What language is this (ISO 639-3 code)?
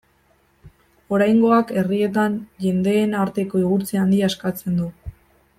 eus